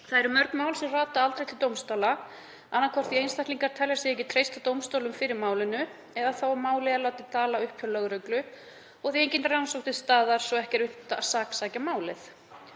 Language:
Icelandic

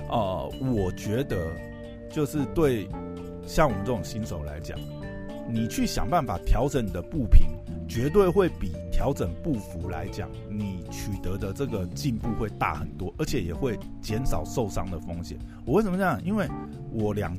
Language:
Chinese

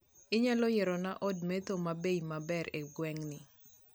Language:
Luo (Kenya and Tanzania)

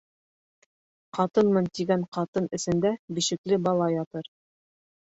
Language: Bashkir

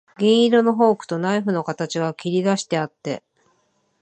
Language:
Japanese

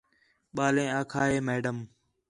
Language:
Khetrani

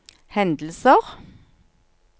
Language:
Norwegian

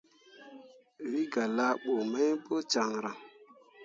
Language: Mundang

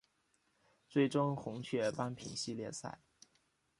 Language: Chinese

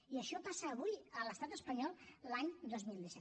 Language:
Catalan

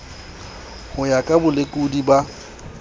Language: Southern Sotho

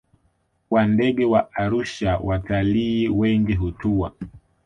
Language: Swahili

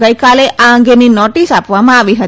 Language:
Gujarati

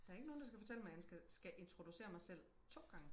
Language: Danish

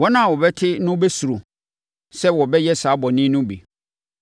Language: Akan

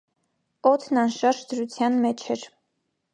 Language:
Armenian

